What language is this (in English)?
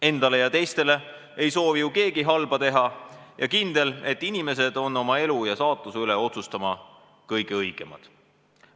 Estonian